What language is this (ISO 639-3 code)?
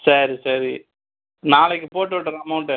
tam